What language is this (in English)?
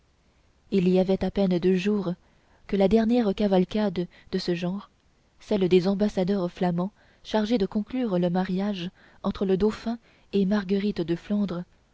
French